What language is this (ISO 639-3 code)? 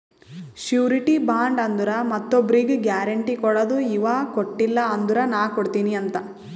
kan